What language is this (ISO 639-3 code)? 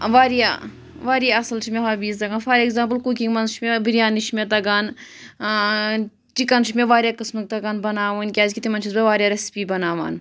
kas